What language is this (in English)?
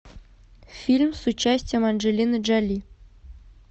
Russian